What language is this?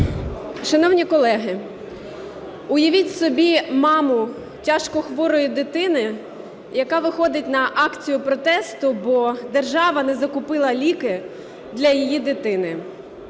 Ukrainian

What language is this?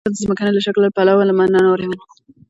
Pashto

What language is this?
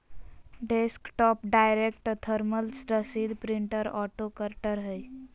Magahi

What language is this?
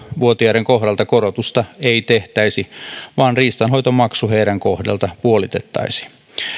Finnish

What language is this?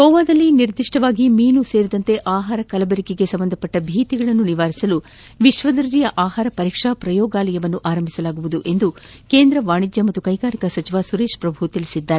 Kannada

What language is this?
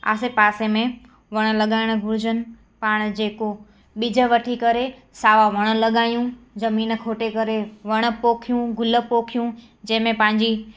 Sindhi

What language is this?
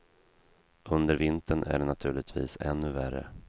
Swedish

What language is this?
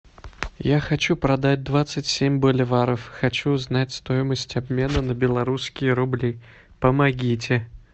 Russian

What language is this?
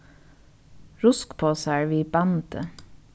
Faroese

